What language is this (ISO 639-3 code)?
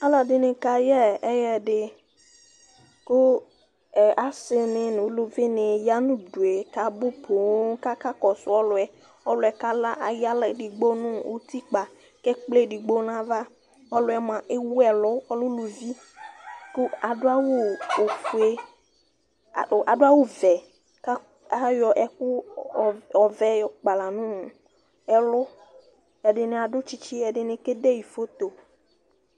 kpo